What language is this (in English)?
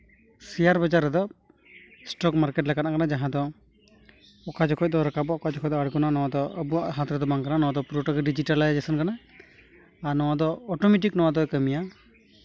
Santali